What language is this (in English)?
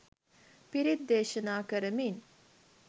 Sinhala